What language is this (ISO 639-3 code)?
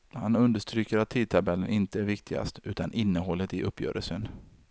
swe